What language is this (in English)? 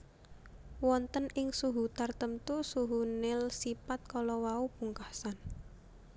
Javanese